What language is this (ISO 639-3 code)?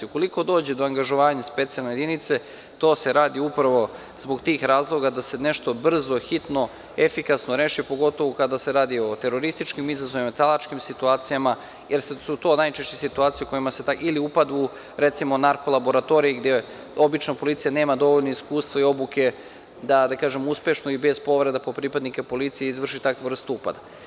srp